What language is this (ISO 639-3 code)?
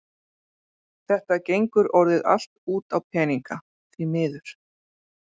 isl